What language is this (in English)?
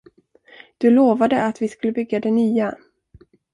Swedish